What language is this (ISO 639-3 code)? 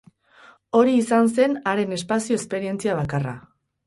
eus